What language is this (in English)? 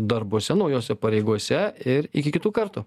Lithuanian